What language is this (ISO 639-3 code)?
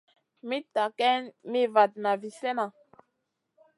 mcn